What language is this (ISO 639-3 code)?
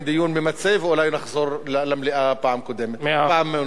heb